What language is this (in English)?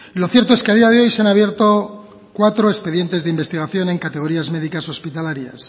Spanish